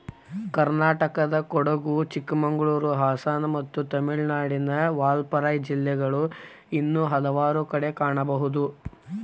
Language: Kannada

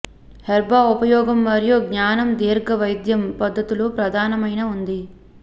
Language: Telugu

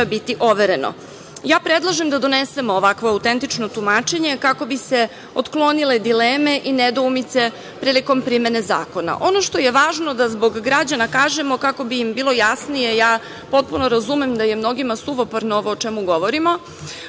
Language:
Serbian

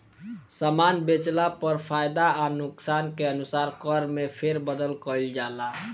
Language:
Bhojpuri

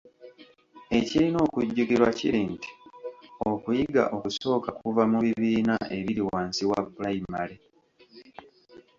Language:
Ganda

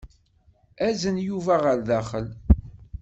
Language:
Kabyle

